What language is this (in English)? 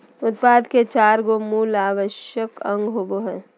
Magahi